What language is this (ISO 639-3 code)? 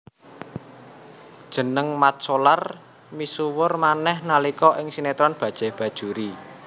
jav